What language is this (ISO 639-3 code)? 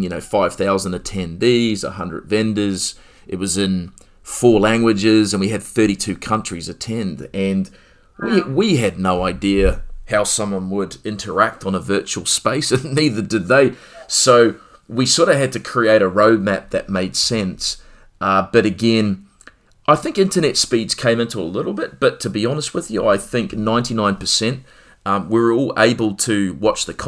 eng